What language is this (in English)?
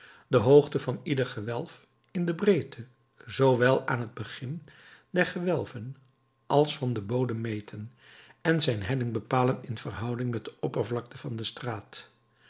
Dutch